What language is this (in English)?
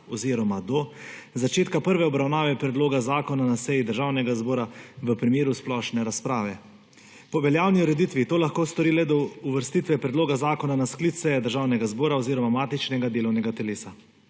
Slovenian